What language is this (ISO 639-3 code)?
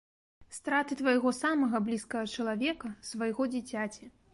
bel